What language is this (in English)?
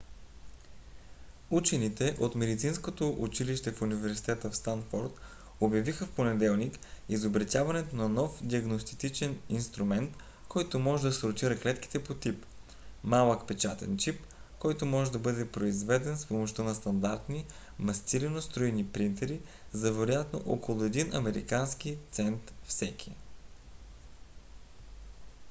Bulgarian